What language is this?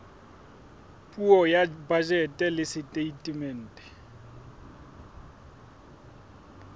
Southern Sotho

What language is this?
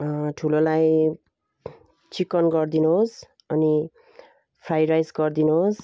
Nepali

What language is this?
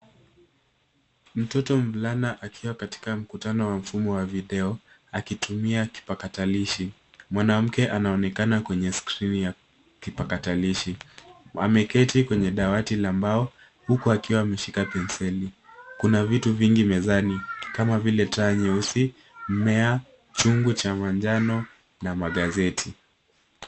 Swahili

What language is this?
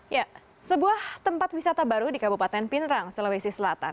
Indonesian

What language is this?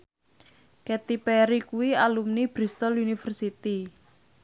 Javanese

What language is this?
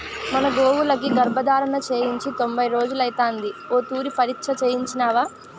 Telugu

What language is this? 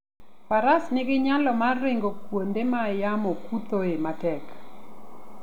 Luo (Kenya and Tanzania)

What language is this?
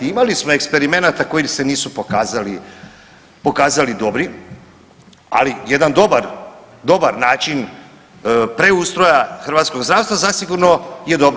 Croatian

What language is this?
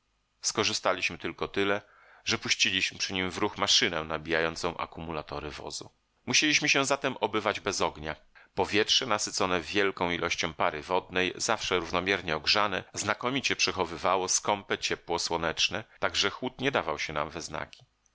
Polish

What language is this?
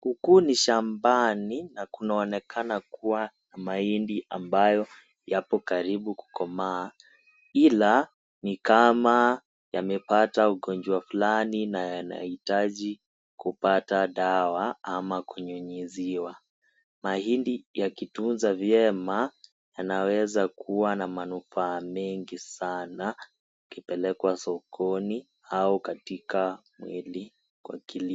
Swahili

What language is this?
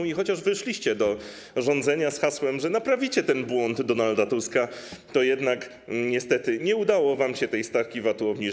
Polish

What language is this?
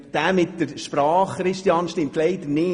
Swiss German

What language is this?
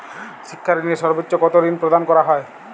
Bangla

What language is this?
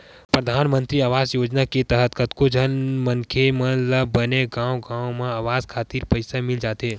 Chhattisgarhi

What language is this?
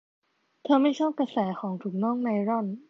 Thai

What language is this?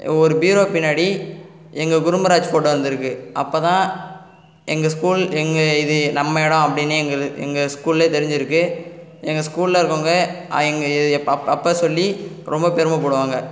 Tamil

